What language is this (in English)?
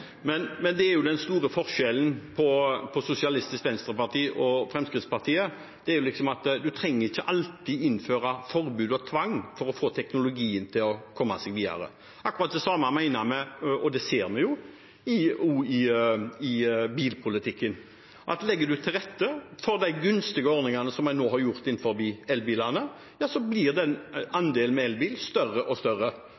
Norwegian Bokmål